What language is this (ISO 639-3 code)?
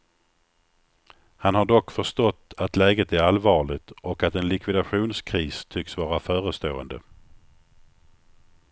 swe